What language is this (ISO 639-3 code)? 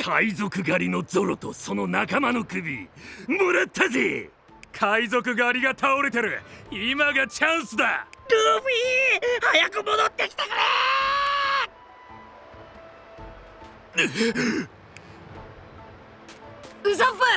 jpn